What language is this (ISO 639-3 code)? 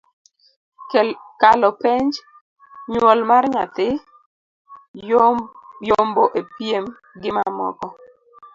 luo